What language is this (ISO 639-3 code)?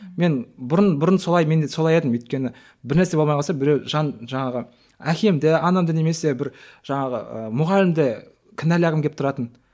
kaz